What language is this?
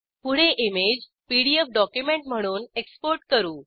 Marathi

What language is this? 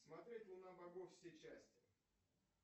Russian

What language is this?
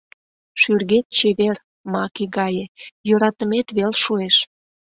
Mari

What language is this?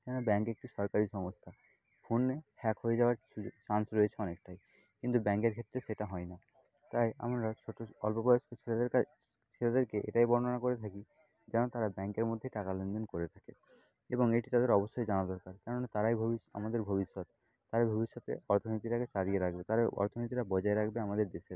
Bangla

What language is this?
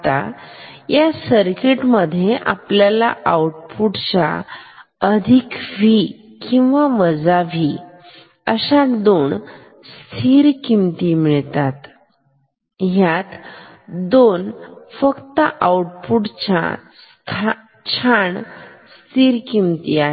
Marathi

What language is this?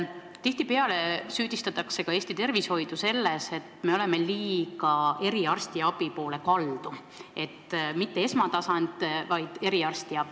Estonian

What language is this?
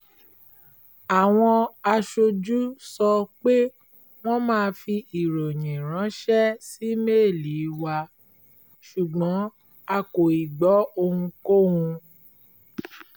Yoruba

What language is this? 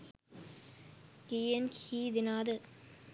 Sinhala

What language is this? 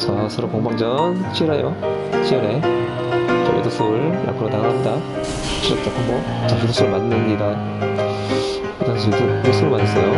Korean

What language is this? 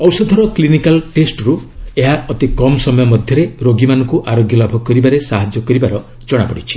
Odia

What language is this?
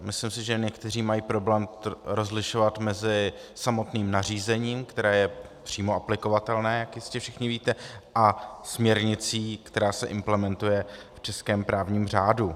Czech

